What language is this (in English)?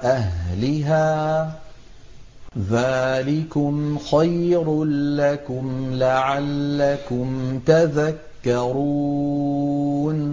Arabic